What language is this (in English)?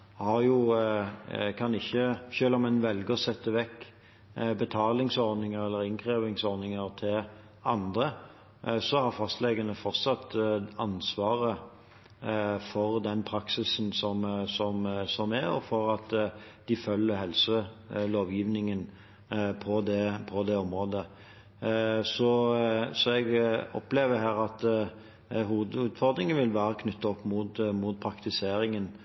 Norwegian Bokmål